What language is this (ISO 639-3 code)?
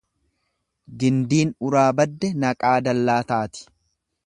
orm